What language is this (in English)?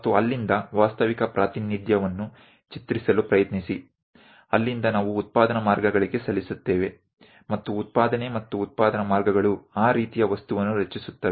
Kannada